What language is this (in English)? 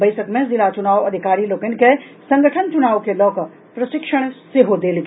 Maithili